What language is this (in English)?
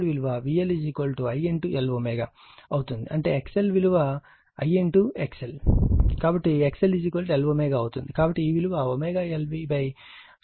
Telugu